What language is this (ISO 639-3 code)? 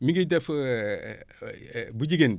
wol